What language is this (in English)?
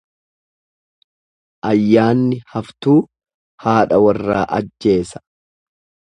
Oromo